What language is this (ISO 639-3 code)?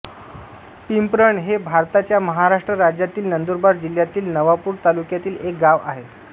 mar